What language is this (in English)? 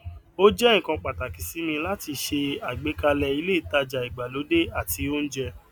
Yoruba